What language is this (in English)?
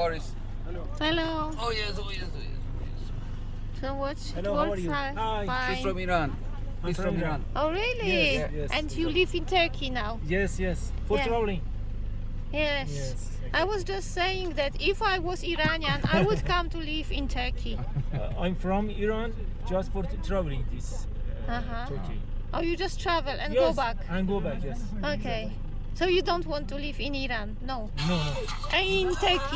Polish